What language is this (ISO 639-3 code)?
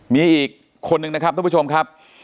tha